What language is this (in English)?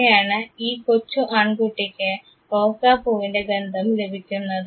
Malayalam